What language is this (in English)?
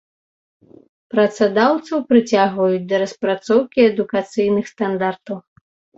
Belarusian